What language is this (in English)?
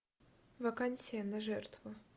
Russian